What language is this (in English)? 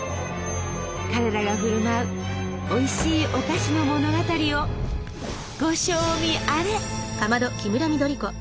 Japanese